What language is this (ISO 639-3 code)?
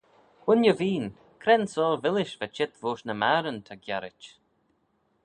glv